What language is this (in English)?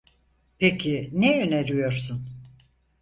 Turkish